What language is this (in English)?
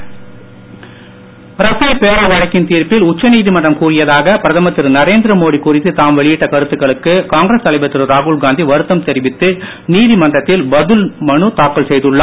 Tamil